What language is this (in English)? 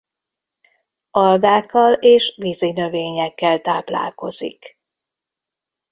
Hungarian